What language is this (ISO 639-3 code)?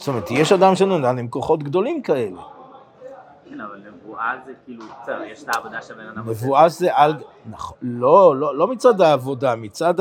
heb